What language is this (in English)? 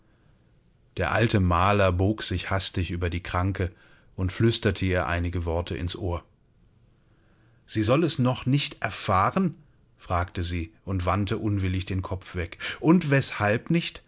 German